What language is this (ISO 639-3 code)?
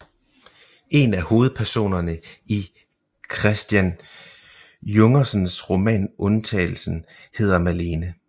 dan